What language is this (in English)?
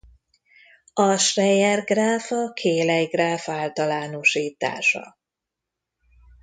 Hungarian